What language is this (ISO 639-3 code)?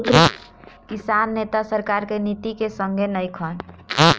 bho